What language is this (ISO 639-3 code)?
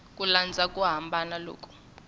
tso